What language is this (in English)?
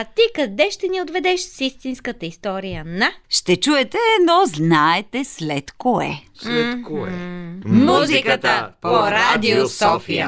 Bulgarian